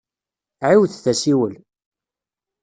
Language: Kabyle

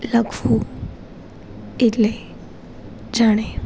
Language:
Gujarati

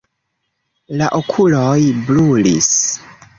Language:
Esperanto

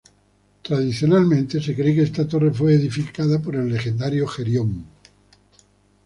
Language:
Spanish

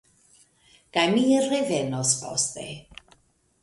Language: Esperanto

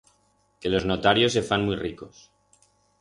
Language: Aragonese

